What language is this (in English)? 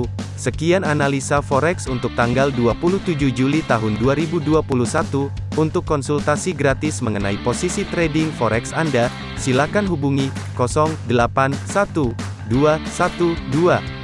Indonesian